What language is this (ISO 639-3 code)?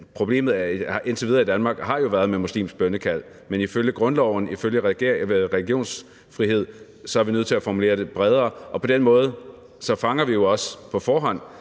dan